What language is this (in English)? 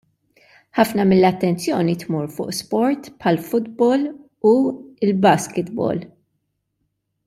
Maltese